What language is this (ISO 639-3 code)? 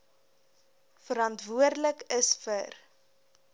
afr